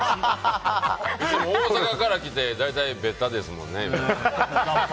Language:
Japanese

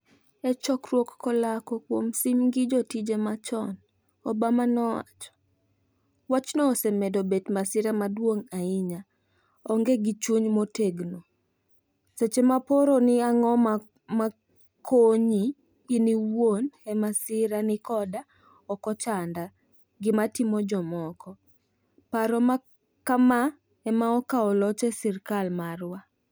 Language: Luo (Kenya and Tanzania)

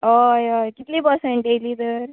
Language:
Konkani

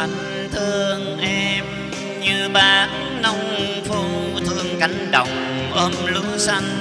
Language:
Vietnamese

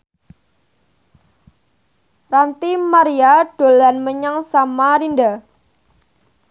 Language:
Javanese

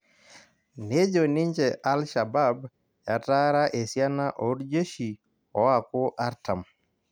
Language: Masai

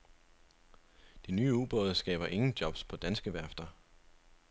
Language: Danish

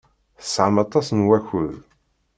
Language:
Kabyle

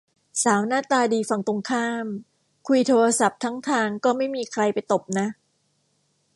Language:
Thai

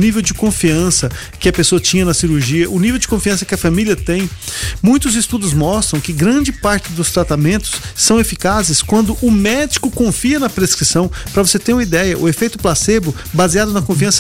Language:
Portuguese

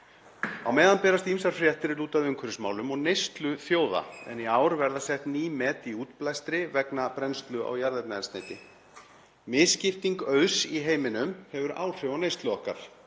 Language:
Icelandic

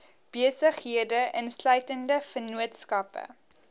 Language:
Afrikaans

